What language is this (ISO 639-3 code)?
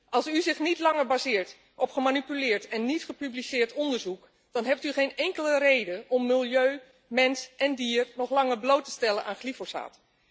nld